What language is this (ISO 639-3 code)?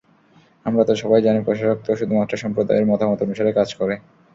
ben